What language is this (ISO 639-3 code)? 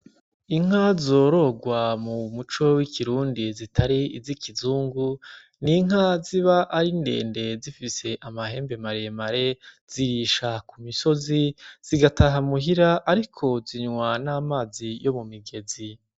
run